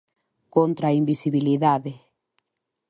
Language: Galician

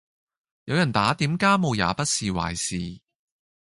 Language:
Cantonese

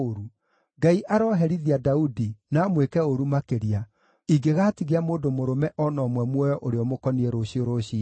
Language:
Kikuyu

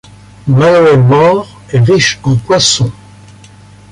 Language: French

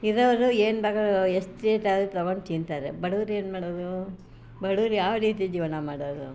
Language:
Kannada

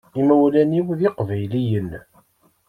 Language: Kabyle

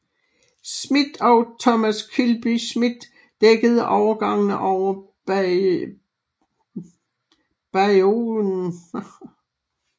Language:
Danish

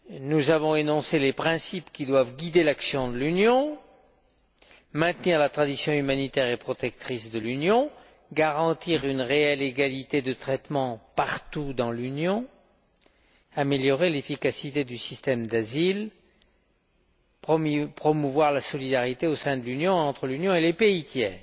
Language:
French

